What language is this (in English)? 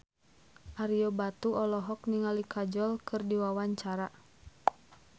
Sundanese